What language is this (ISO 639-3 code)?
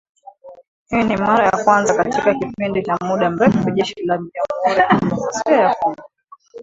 swa